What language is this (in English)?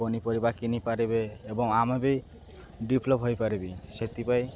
Odia